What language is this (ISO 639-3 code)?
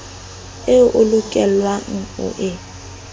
sot